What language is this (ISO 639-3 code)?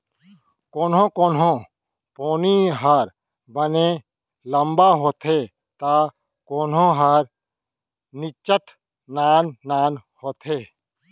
hne